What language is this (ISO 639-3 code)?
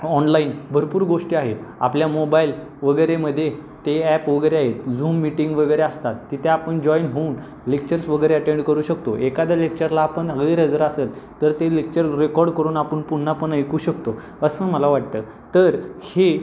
mar